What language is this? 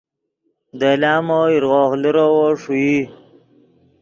Yidgha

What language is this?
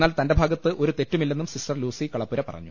Malayalam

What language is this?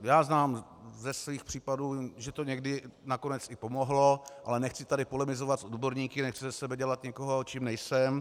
Czech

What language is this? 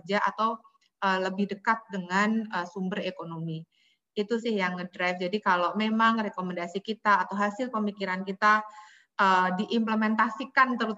Indonesian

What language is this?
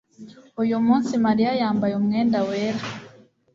Kinyarwanda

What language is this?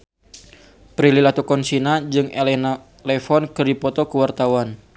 Sundanese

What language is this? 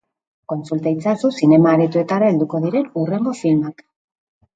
Basque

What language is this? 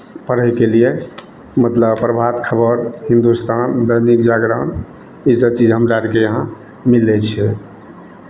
Maithili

